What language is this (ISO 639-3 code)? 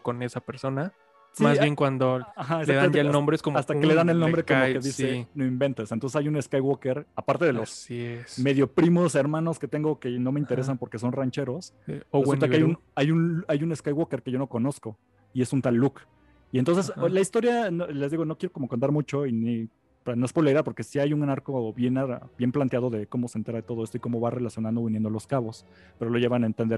spa